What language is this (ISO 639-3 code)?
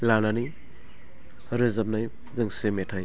brx